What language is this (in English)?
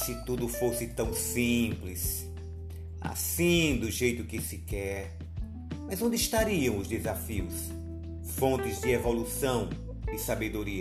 Portuguese